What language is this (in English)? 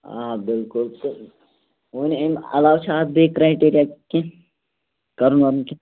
Kashmiri